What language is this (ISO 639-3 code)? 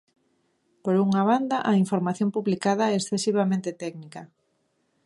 glg